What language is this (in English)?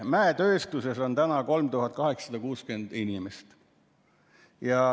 Estonian